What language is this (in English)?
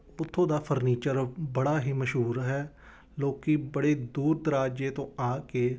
Punjabi